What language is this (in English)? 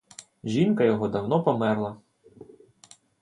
Ukrainian